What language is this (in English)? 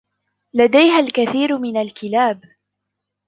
Arabic